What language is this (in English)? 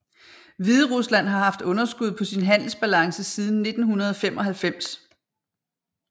Danish